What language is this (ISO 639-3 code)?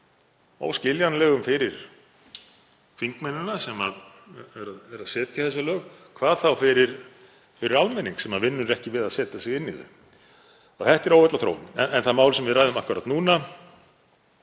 isl